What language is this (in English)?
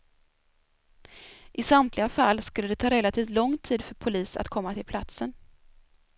Swedish